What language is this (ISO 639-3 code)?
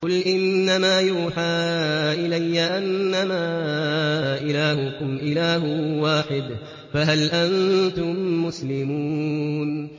ara